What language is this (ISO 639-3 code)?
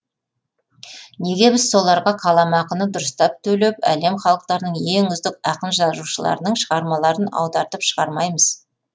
kaz